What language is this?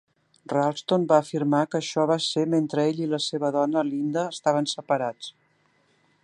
Catalan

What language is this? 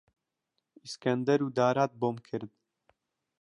Central Kurdish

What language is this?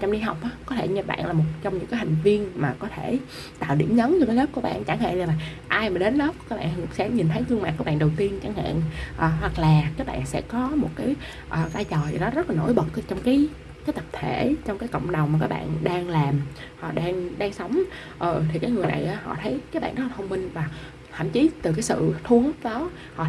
Vietnamese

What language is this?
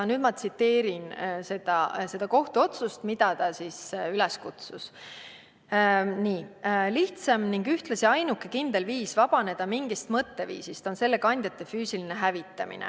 Estonian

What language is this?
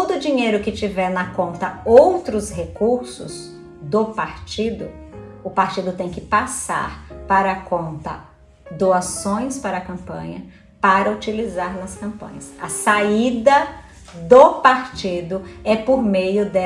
Portuguese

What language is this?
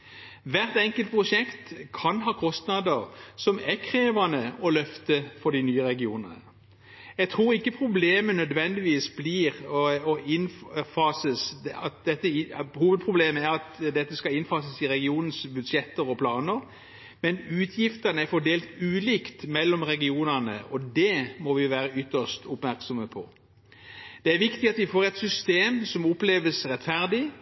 Norwegian Bokmål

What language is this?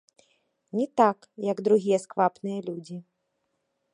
Belarusian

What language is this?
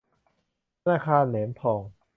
Thai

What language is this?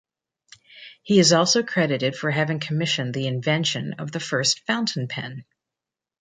English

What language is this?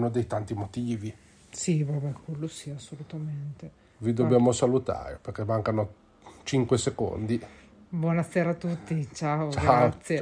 Italian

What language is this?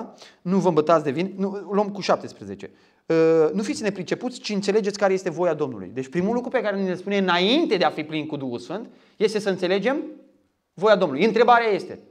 Romanian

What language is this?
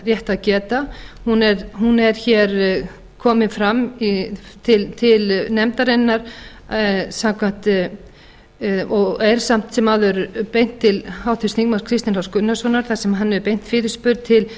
Icelandic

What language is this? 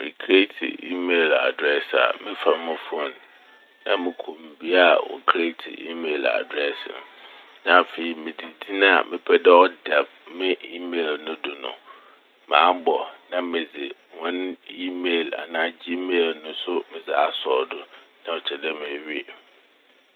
Akan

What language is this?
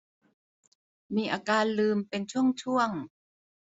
Thai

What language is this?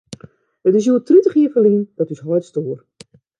Western Frisian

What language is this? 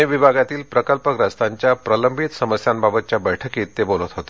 Marathi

